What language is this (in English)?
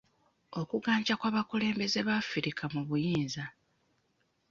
Ganda